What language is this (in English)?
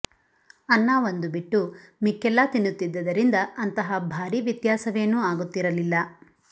Kannada